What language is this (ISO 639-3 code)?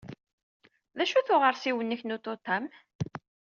kab